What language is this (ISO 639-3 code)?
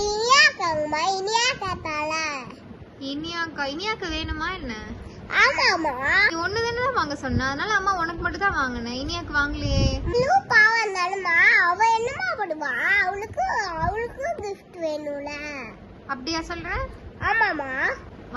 tam